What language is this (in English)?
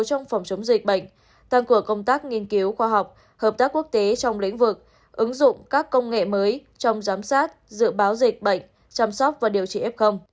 Vietnamese